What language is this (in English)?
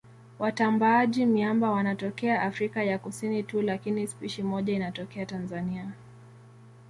Swahili